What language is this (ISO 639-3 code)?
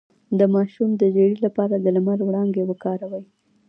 pus